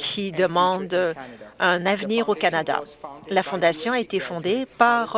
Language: French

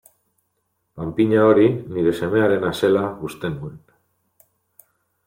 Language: Basque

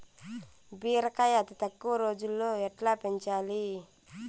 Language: Telugu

